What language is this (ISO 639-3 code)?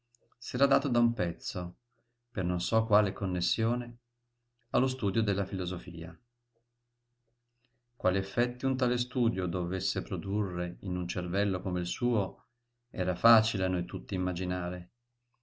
ita